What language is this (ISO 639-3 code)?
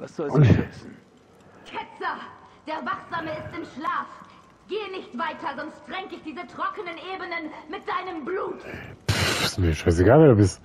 deu